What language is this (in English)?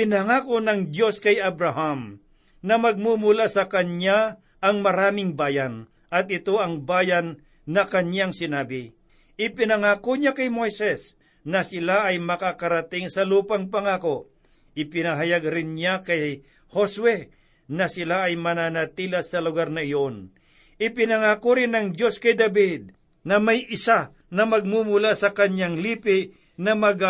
Filipino